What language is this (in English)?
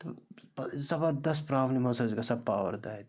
Kashmiri